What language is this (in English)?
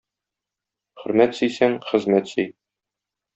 Tatar